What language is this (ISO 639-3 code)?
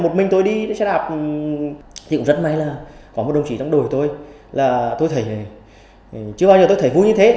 vie